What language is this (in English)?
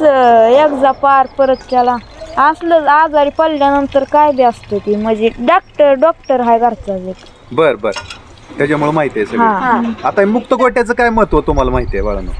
Romanian